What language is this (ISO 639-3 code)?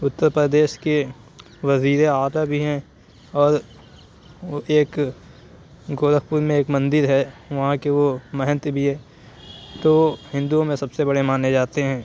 urd